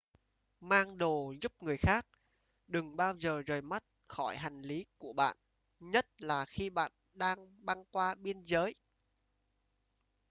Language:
Vietnamese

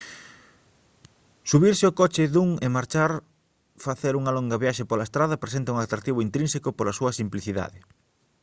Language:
Galician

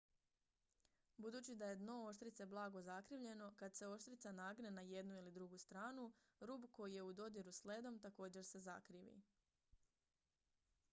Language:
Croatian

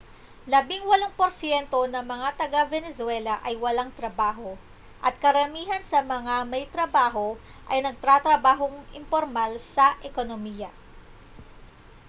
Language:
Filipino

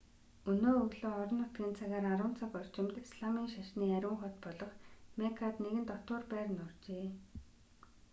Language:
Mongolian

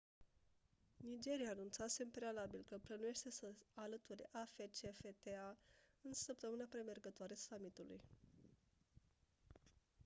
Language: Romanian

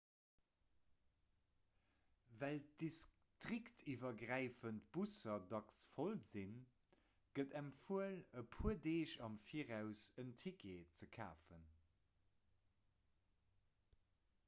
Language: Luxembourgish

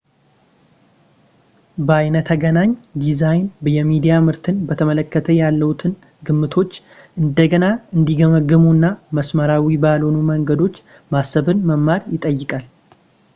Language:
Amharic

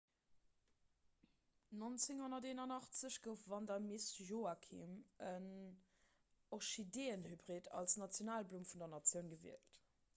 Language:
Luxembourgish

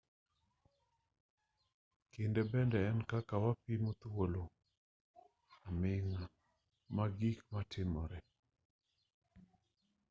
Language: Luo (Kenya and Tanzania)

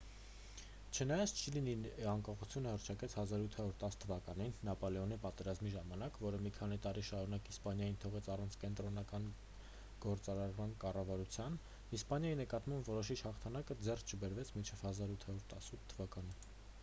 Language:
Armenian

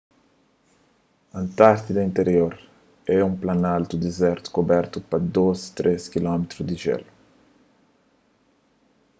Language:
Kabuverdianu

